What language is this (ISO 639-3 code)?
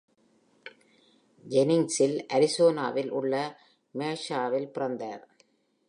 tam